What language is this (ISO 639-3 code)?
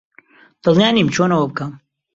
ckb